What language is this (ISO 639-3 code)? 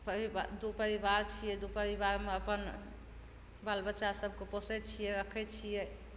mai